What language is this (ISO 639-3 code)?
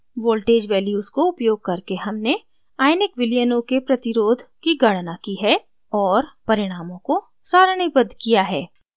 hin